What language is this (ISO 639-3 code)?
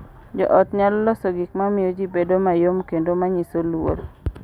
luo